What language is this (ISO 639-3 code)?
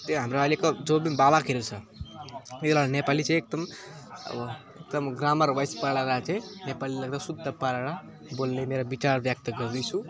nep